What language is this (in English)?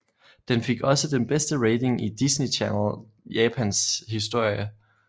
Danish